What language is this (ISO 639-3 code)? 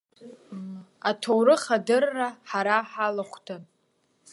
abk